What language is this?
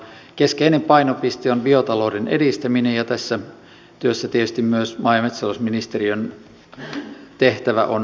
Finnish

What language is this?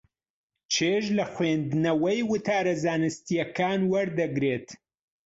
Central Kurdish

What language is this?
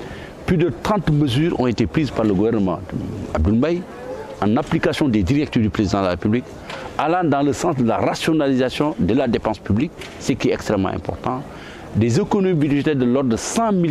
French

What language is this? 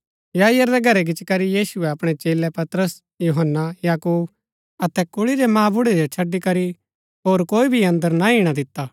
Gaddi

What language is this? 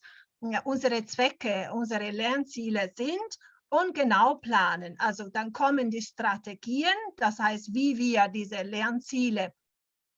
German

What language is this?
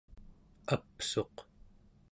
Central Yupik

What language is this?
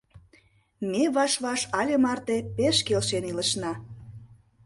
Mari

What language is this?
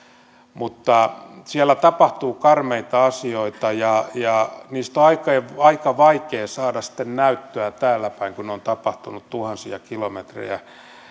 Finnish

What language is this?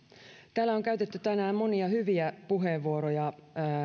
Finnish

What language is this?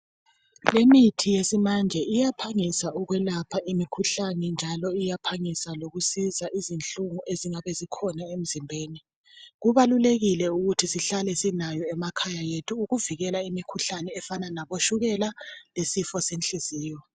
North Ndebele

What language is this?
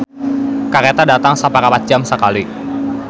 Sundanese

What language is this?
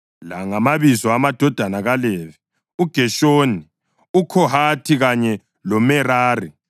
North Ndebele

